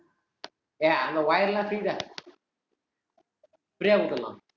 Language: Tamil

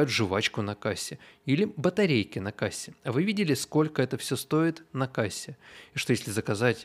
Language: Russian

